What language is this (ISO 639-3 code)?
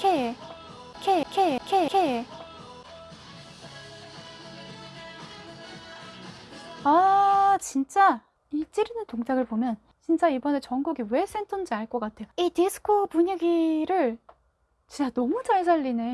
kor